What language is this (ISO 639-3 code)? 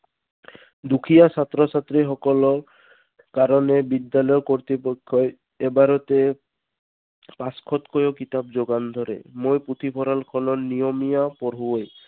asm